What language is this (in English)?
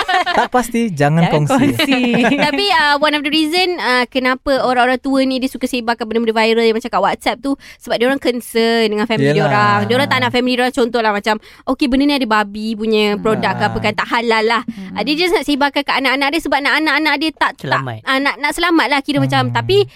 Malay